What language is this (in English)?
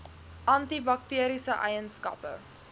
Afrikaans